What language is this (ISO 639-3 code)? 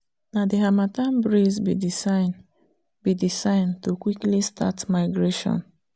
pcm